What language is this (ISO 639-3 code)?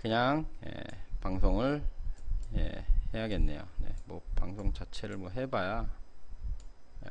kor